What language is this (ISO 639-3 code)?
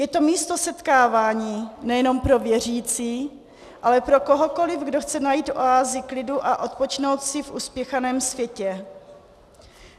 ces